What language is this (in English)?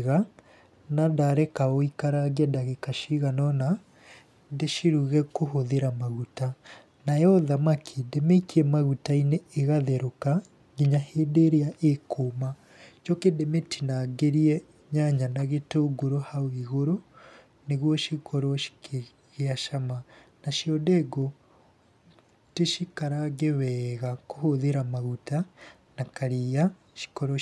Kikuyu